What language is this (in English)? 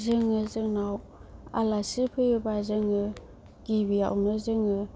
Bodo